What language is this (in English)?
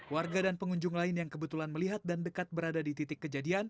Indonesian